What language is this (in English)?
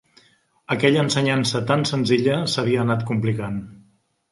Catalan